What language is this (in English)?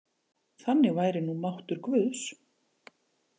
Icelandic